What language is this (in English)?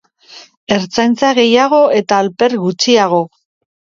Basque